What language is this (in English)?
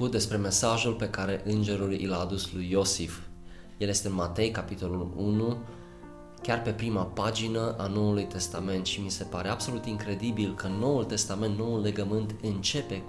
Romanian